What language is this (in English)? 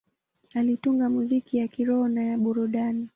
Swahili